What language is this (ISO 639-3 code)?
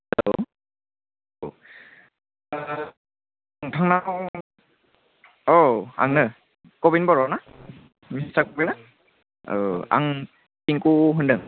brx